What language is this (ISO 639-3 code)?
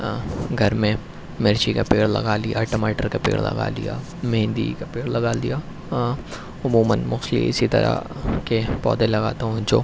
urd